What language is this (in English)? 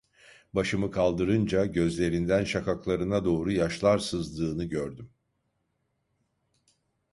Turkish